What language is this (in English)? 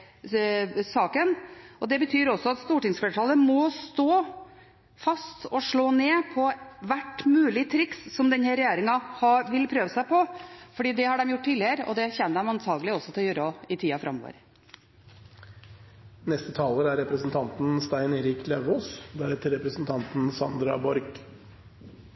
Norwegian Bokmål